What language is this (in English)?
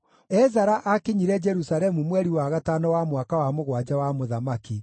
Kikuyu